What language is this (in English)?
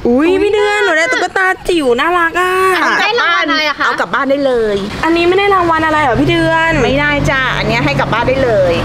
Thai